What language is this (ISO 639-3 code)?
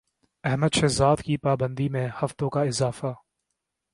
urd